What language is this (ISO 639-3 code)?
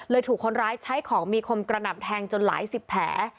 tha